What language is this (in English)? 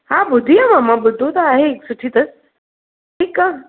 Sindhi